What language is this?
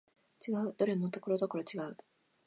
Japanese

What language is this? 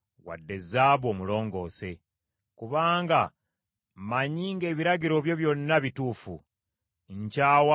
Ganda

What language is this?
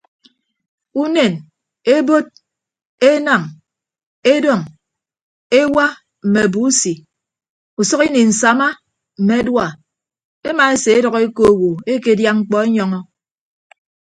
Ibibio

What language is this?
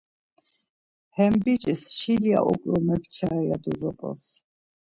Laz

